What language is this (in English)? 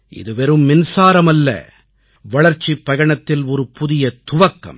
Tamil